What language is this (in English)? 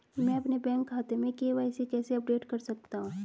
Hindi